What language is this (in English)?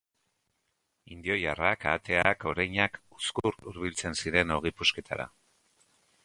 Basque